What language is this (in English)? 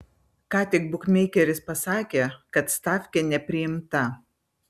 Lithuanian